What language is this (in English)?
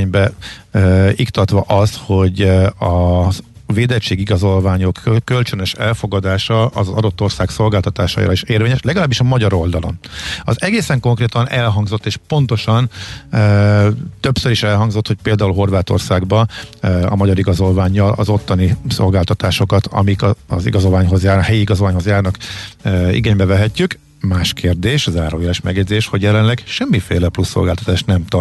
Hungarian